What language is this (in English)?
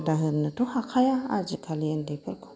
Bodo